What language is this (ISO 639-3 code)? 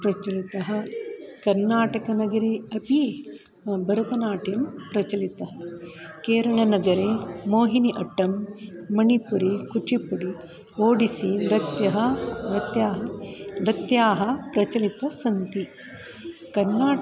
san